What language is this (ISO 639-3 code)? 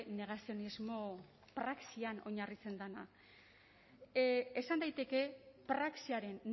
eus